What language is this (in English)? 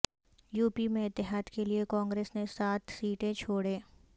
Urdu